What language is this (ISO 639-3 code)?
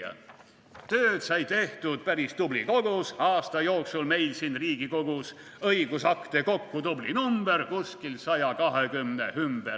est